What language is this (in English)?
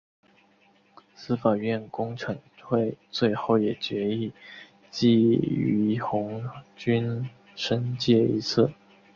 Chinese